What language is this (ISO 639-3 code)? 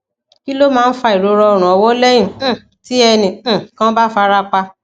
yor